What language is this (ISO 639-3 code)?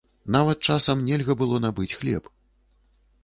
bel